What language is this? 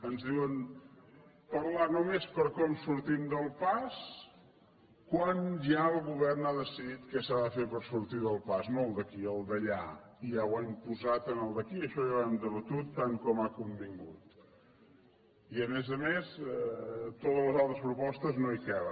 Catalan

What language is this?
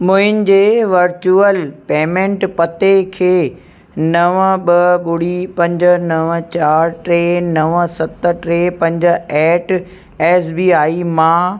Sindhi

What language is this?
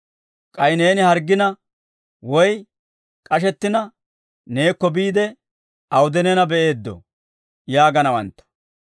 Dawro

